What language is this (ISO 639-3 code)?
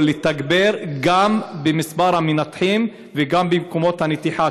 heb